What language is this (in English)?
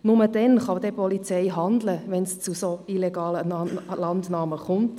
Swiss German